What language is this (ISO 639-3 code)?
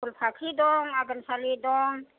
brx